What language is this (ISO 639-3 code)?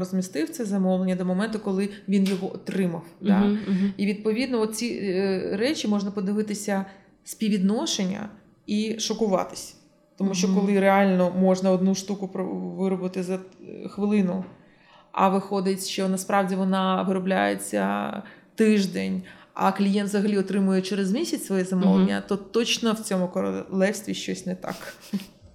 ukr